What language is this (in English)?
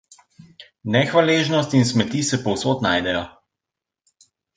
Slovenian